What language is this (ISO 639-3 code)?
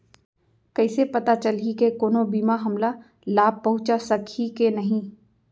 hne